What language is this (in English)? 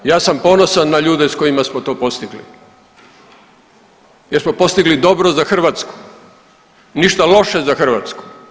Croatian